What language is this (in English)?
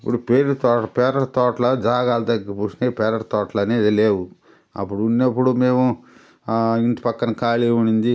Telugu